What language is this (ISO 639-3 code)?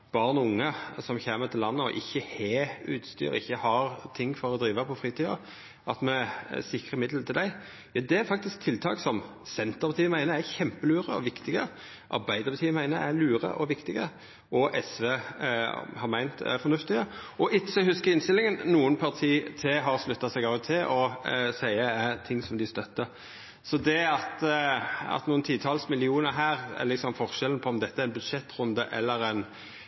nno